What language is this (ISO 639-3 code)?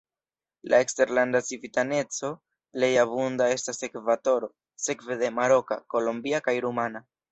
epo